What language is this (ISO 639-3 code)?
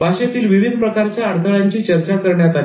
mar